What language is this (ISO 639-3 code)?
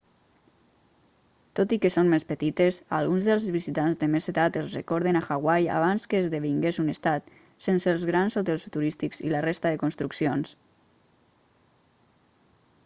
cat